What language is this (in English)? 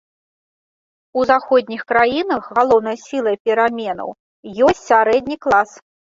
Belarusian